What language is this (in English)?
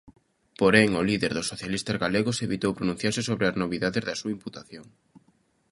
Galician